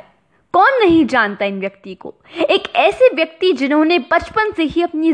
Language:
Hindi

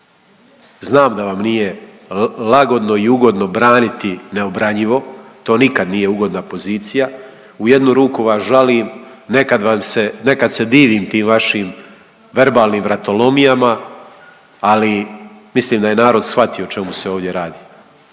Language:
Croatian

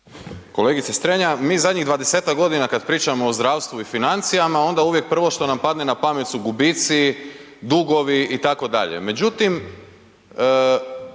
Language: Croatian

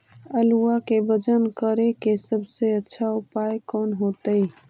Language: Magahi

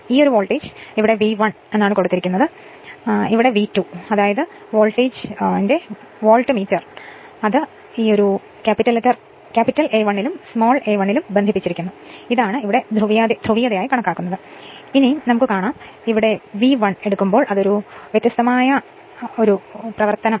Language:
Malayalam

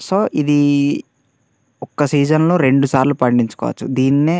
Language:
Telugu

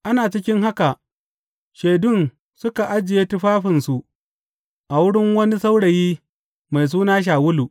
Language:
Hausa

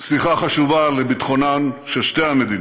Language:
Hebrew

